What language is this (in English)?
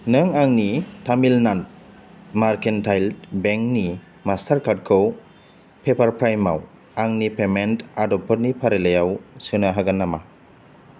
Bodo